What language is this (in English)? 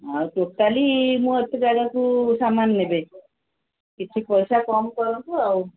Odia